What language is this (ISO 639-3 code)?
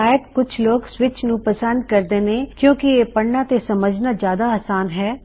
pan